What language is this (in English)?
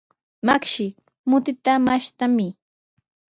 Sihuas Ancash Quechua